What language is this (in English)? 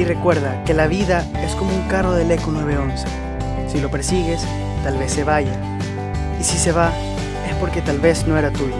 Spanish